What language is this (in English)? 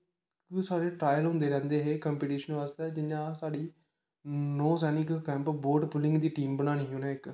Dogri